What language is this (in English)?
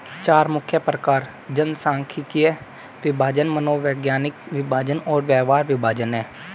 Hindi